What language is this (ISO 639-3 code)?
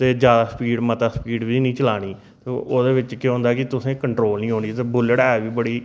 doi